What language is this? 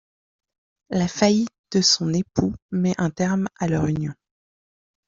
French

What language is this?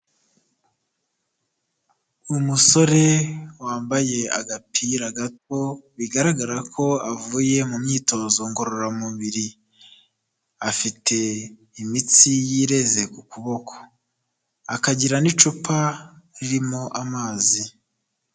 Kinyarwanda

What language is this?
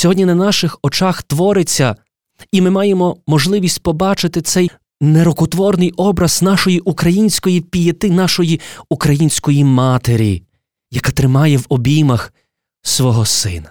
Ukrainian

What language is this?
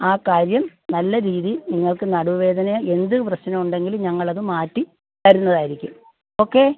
Malayalam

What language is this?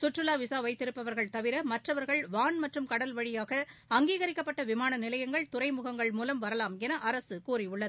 Tamil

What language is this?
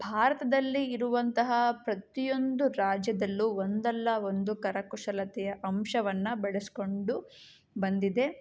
Kannada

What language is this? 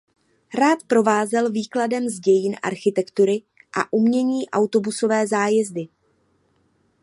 Czech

